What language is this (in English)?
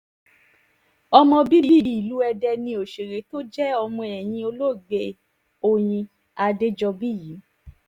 Yoruba